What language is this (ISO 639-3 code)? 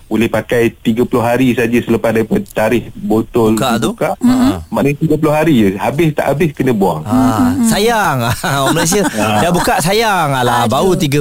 msa